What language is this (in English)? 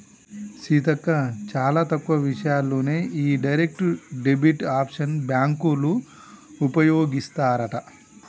Telugu